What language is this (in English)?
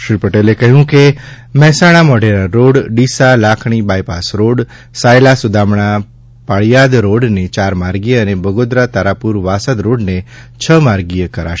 Gujarati